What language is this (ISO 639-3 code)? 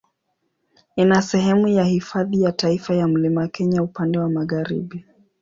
swa